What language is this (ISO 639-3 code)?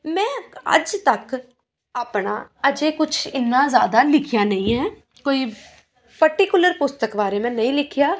pan